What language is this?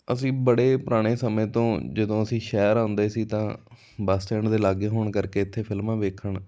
Punjabi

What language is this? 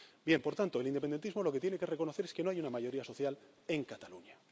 Spanish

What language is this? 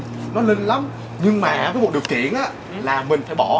Vietnamese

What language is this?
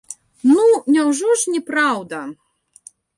Belarusian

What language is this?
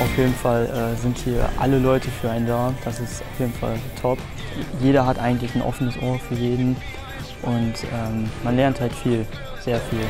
German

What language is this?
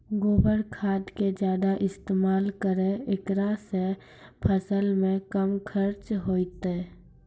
Maithili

